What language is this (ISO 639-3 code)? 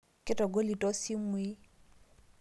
mas